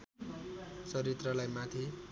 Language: Nepali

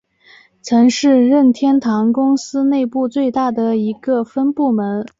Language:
Chinese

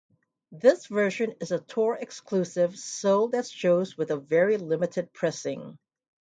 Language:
English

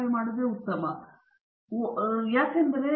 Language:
Kannada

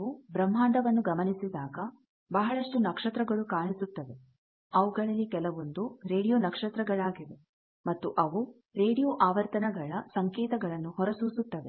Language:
Kannada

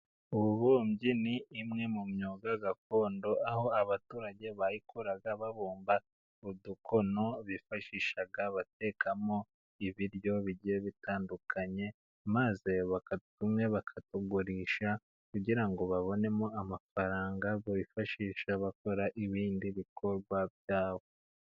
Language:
Kinyarwanda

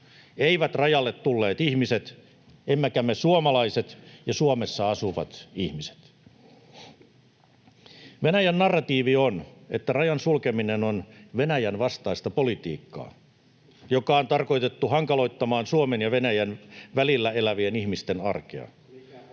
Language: Finnish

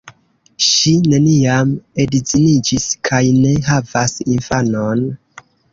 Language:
Esperanto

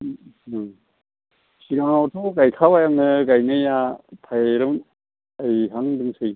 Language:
Bodo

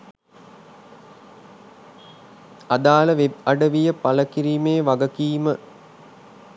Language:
Sinhala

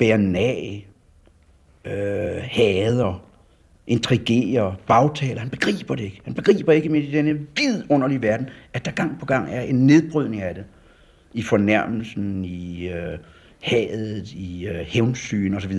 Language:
Danish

